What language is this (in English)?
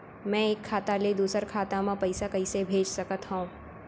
Chhattisgarhi